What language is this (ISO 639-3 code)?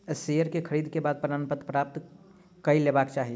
mai